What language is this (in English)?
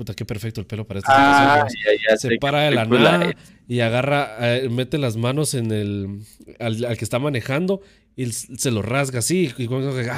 Spanish